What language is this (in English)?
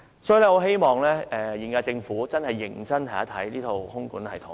Cantonese